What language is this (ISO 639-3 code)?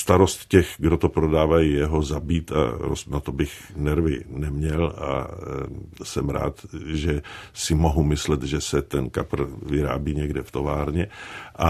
ces